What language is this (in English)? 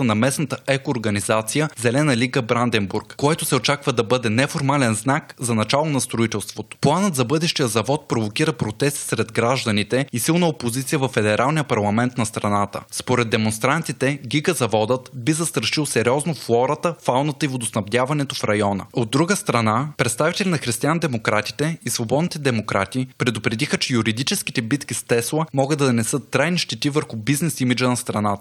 Bulgarian